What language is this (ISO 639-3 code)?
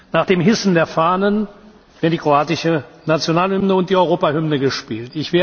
deu